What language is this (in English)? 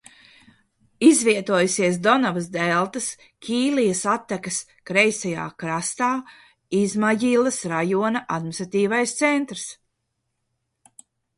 Latvian